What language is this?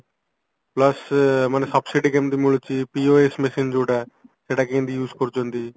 Odia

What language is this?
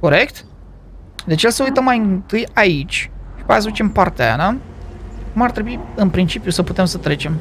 Romanian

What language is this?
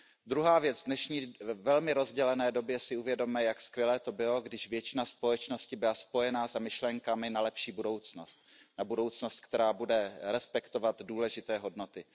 Czech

